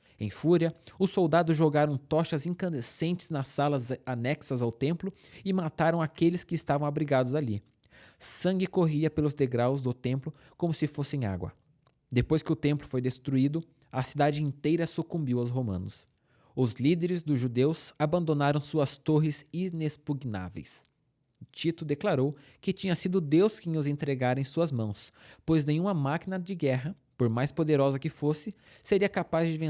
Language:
Portuguese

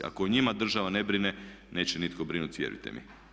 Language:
Croatian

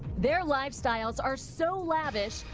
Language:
English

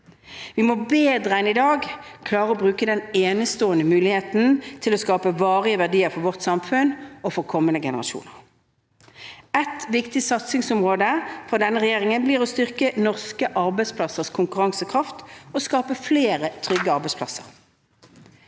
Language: Norwegian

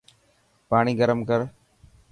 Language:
Dhatki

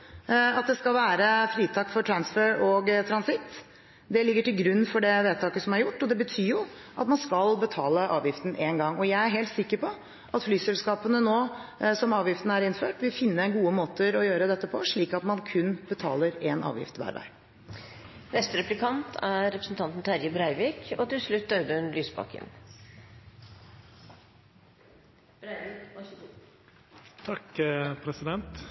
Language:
Norwegian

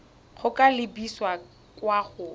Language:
Tswana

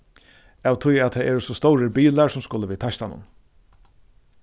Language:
Faroese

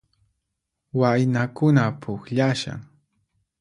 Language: Puno Quechua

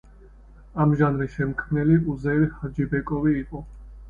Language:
Georgian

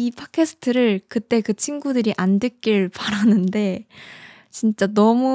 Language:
Korean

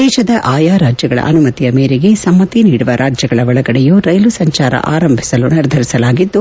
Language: Kannada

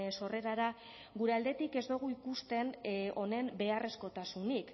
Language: Basque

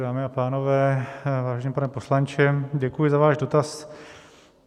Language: Czech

